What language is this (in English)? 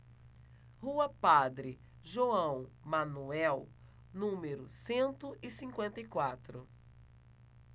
Portuguese